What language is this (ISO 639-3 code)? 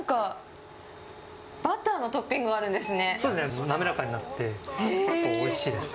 jpn